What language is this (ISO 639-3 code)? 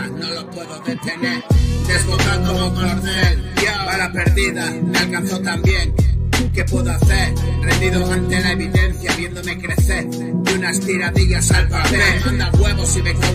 spa